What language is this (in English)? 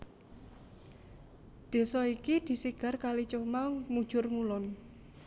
Javanese